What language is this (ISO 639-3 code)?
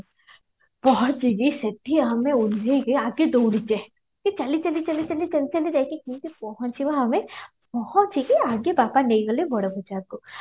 ori